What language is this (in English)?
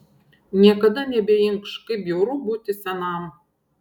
Lithuanian